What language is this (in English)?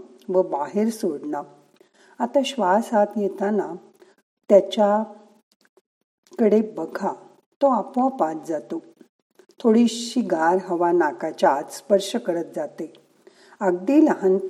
Marathi